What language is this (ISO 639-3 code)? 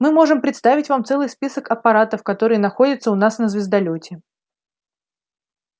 rus